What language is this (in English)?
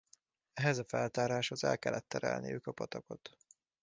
Hungarian